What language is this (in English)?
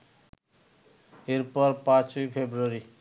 Bangla